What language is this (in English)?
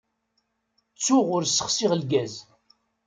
Kabyle